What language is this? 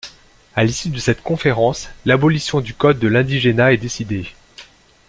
French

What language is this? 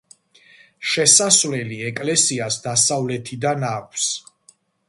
Georgian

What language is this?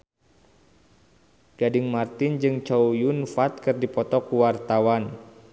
Sundanese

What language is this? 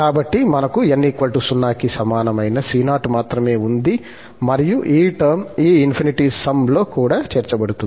Telugu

